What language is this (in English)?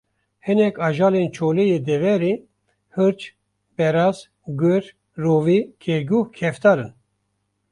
Kurdish